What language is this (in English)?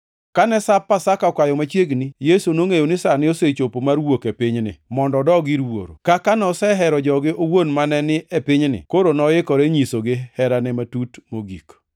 Luo (Kenya and Tanzania)